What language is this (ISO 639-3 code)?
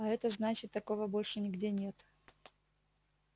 rus